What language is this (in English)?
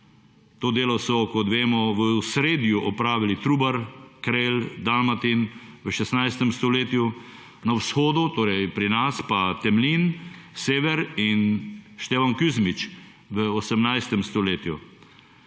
Slovenian